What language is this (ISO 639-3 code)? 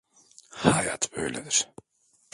tur